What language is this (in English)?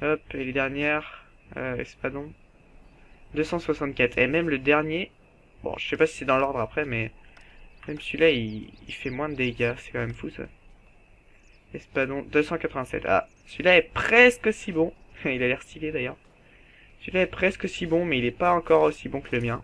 French